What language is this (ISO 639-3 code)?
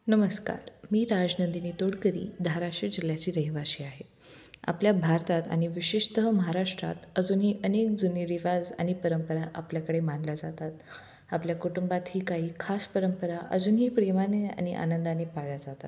mar